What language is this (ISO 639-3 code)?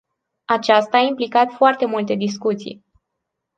ron